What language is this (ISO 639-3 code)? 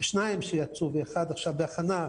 heb